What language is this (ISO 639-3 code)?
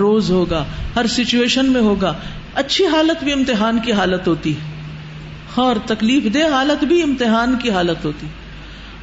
urd